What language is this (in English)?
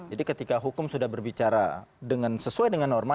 Indonesian